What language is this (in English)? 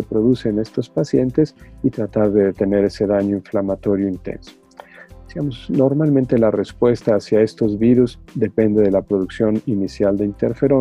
Spanish